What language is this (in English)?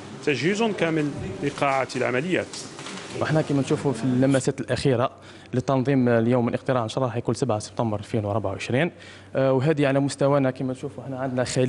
Arabic